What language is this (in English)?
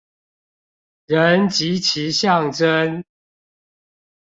Chinese